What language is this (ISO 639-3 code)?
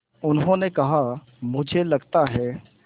hin